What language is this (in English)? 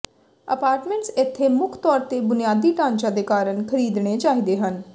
Punjabi